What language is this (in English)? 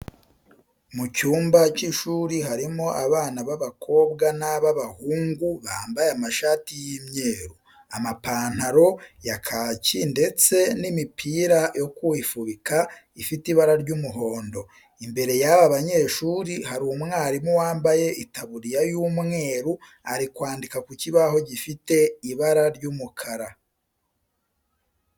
Kinyarwanda